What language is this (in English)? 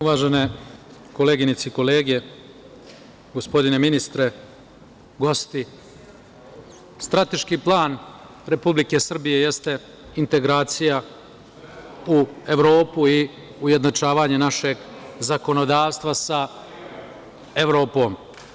Serbian